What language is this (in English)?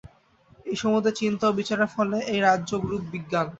Bangla